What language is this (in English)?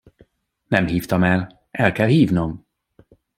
Hungarian